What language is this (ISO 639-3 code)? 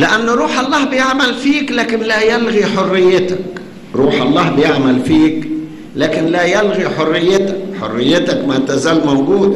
ara